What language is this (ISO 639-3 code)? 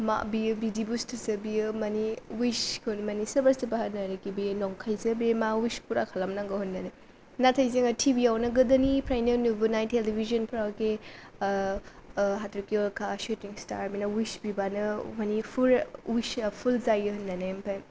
brx